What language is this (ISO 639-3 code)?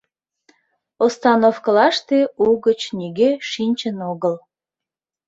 chm